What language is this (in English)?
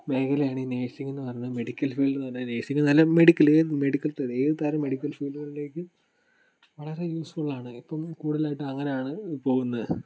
Malayalam